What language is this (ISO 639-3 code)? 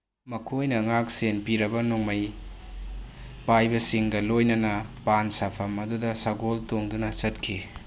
mni